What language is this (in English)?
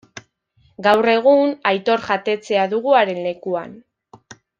Basque